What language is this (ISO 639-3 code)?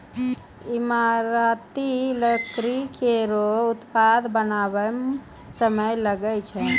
mai